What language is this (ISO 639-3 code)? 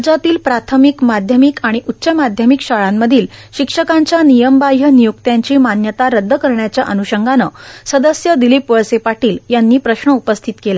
mar